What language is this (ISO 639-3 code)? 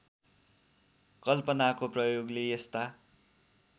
nep